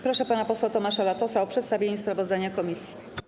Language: Polish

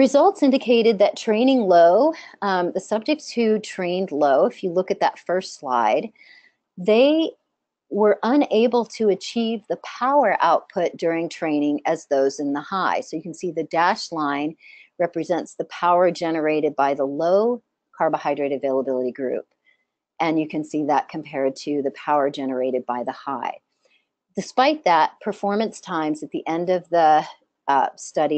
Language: English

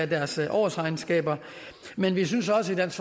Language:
Danish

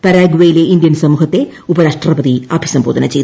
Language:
Malayalam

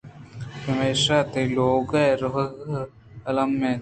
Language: Eastern Balochi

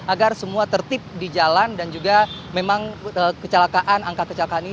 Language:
Indonesian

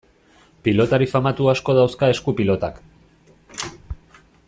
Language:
Basque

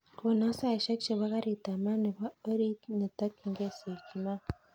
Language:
Kalenjin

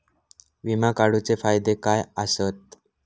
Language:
Marathi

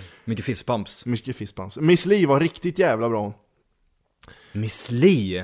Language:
Swedish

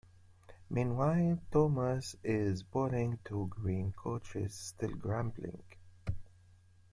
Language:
English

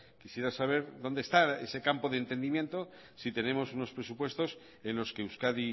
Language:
Spanish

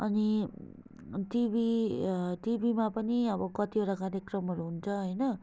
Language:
Nepali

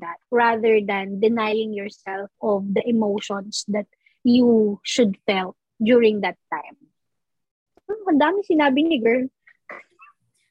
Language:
Filipino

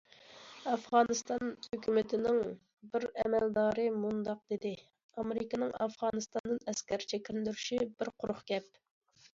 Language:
Uyghur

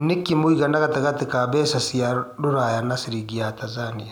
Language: Kikuyu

